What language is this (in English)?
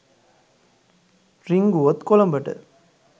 Sinhala